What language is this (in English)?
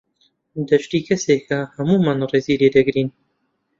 Central Kurdish